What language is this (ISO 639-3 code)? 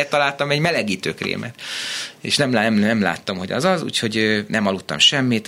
hun